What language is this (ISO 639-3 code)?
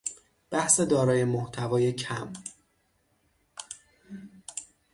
fas